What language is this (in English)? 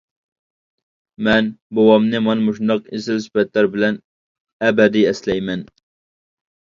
Uyghur